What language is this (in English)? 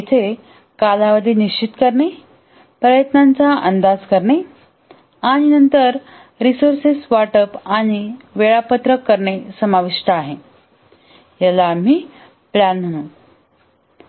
Marathi